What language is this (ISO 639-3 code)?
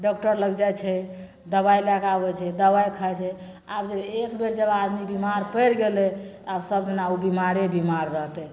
mai